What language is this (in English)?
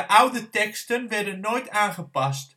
Dutch